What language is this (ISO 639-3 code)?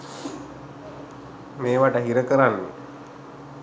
sin